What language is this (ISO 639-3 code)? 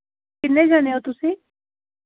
pan